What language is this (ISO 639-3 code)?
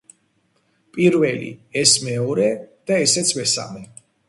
kat